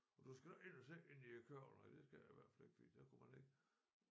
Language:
Danish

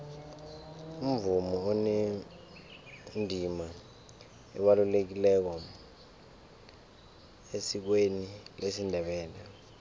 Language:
South Ndebele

